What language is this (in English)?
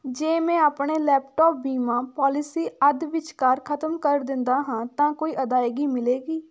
Punjabi